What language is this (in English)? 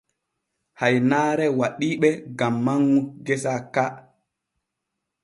Borgu Fulfulde